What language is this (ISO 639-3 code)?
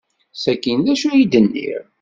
kab